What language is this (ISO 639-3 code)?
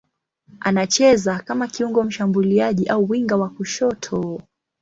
swa